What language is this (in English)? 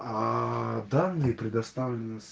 Russian